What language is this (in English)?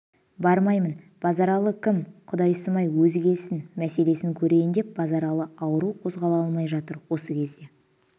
Kazakh